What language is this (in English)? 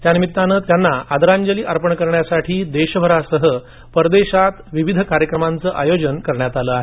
Marathi